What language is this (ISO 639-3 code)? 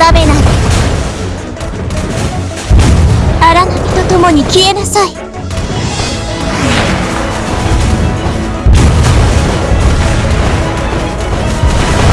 jpn